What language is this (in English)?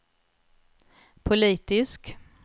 Swedish